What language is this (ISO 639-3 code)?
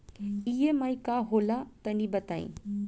bho